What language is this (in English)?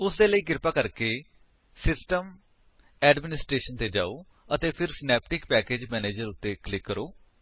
Punjabi